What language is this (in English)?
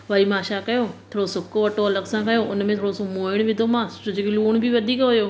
Sindhi